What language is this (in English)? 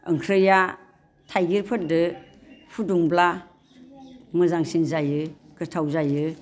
Bodo